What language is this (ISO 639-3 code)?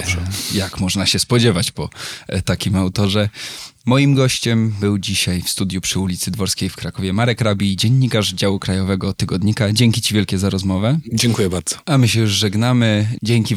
pol